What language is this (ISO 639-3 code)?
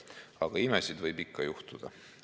est